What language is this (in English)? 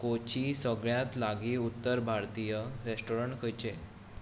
Konkani